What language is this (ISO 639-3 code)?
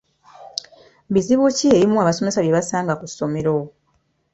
lug